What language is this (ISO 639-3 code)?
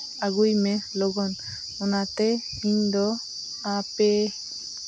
sat